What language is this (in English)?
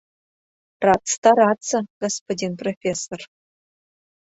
Mari